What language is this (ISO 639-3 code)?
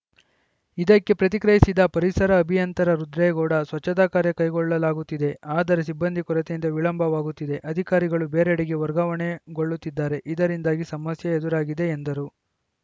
kan